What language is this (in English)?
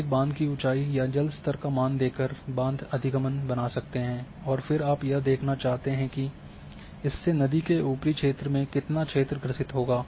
Hindi